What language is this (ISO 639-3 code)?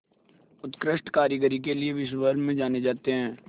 hin